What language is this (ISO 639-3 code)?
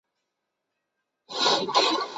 zho